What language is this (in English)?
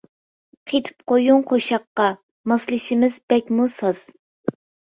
Uyghur